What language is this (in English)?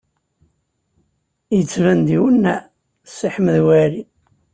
Kabyle